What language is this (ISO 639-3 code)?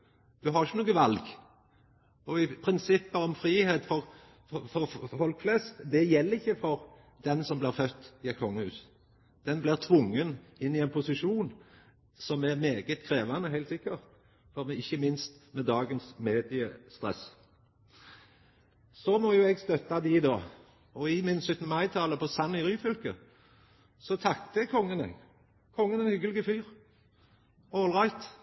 nno